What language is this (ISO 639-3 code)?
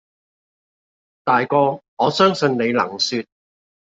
yue